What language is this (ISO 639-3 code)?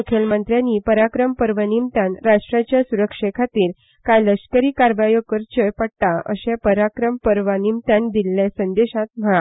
kok